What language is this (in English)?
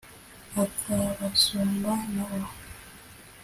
Kinyarwanda